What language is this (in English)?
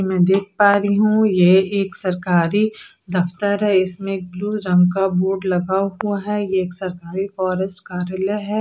Hindi